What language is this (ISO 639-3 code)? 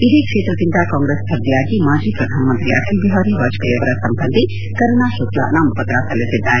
kan